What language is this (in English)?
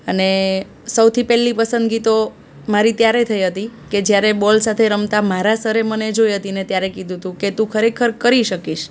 Gujarati